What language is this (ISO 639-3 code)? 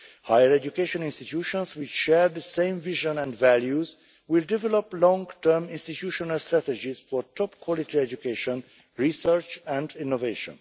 eng